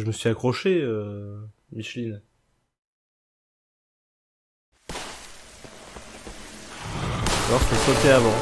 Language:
French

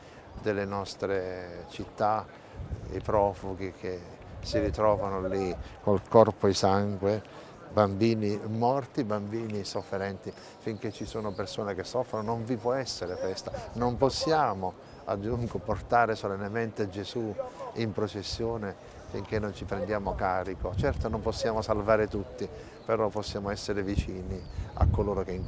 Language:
Italian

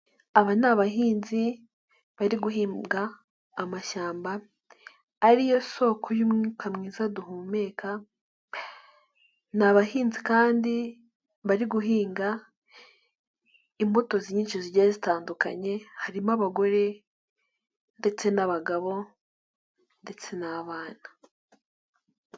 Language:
Kinyarwanda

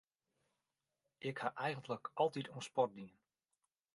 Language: Western Frisian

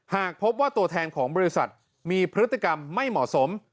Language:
Thai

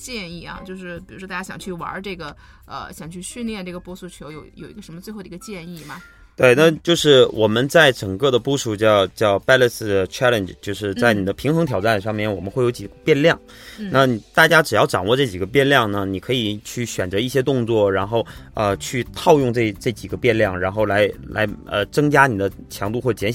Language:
Chinese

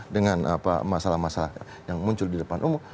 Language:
Indonesian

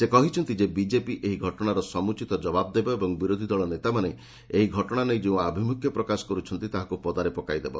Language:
Odia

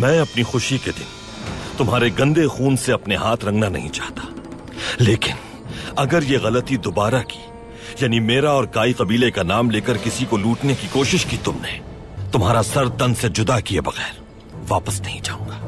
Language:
Hindi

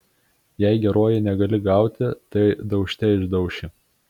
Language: Lithuanian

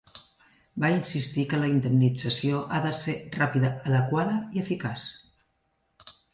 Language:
Catalan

